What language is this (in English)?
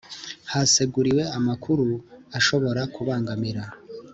Kinyarwanda